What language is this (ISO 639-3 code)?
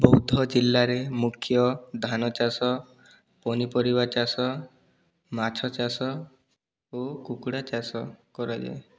ori